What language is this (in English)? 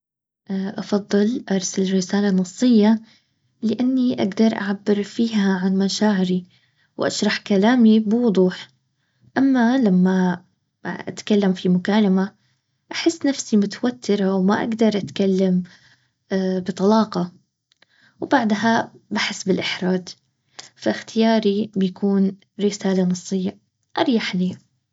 Baharna Arabic